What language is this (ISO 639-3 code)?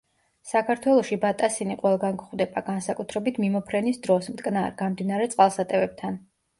kat